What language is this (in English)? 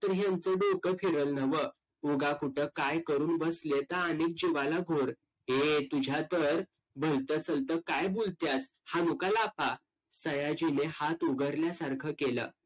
Marathi